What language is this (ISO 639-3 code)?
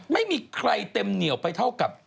tha